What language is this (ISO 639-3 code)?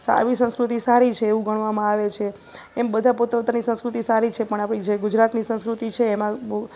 guj